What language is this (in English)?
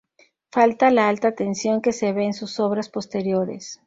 Spanish